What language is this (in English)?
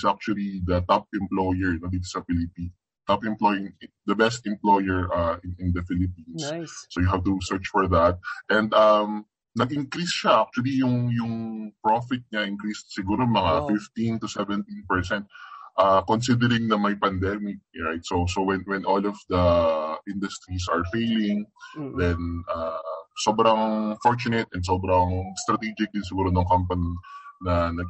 Filipino